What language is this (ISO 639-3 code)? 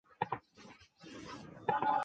zho